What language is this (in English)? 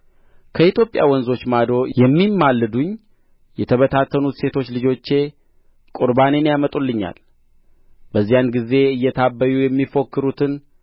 Amharic